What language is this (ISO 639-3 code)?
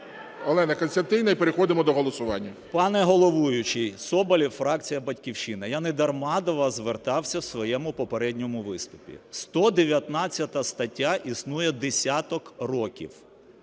ukr